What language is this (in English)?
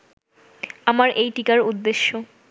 Bangla